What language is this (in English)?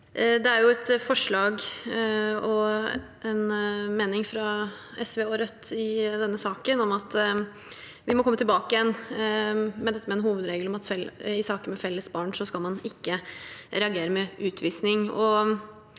Norwegian